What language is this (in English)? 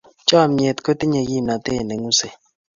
Kalenjin